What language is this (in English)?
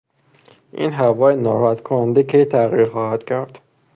Persian